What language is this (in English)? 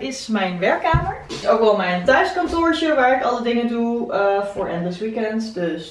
Dutch